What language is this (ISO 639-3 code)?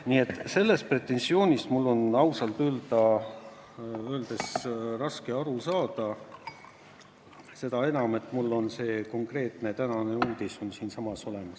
est